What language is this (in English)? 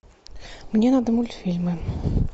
Russian